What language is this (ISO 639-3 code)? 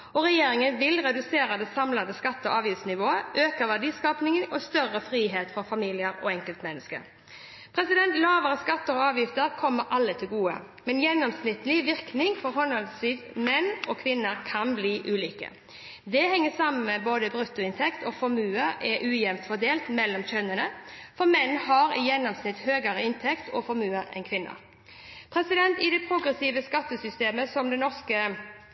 nob